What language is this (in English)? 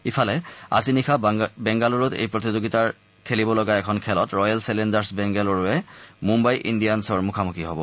Assamese